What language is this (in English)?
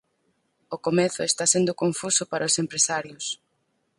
Galician